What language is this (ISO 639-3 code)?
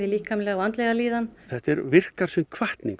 isl